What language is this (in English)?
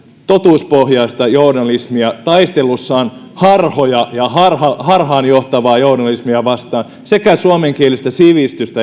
Finnish